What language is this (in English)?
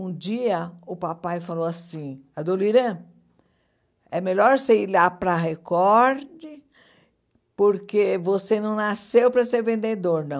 Portuguese